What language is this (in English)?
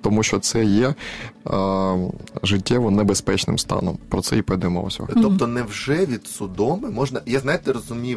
Ukrainian